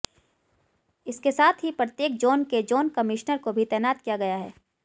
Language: Hindi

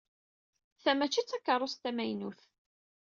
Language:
Kabyle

